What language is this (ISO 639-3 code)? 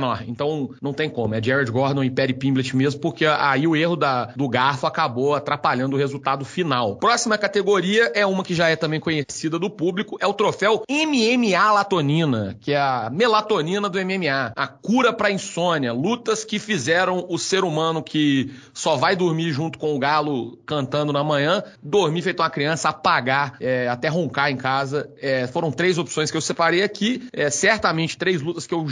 por